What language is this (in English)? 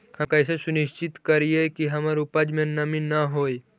Magahi